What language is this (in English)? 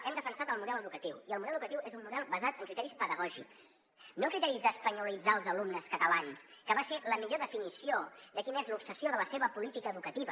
Catalan